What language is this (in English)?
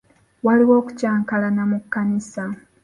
Ganda